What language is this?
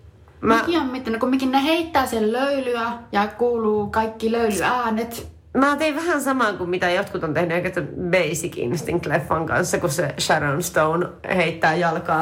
Finnish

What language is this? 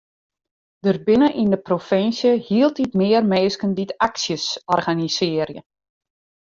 Western Frisian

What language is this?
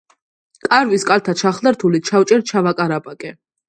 Georgian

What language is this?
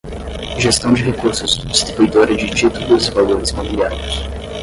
Portuguese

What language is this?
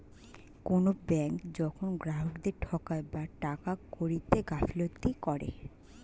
Bangla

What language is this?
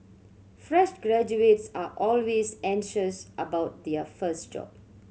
English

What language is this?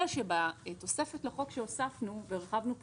Hebrew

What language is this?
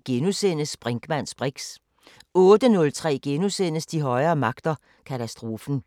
Danish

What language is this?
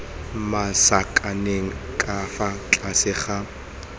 Tswana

